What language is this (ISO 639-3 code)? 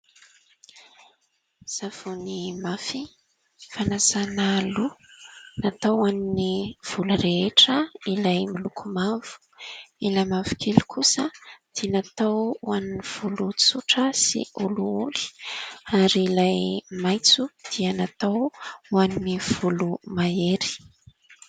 mlg